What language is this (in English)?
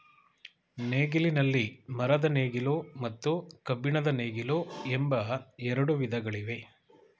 Kannada